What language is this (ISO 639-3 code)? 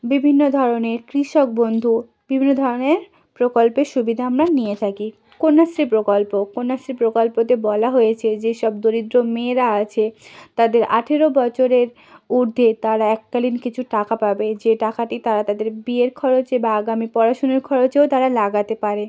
ben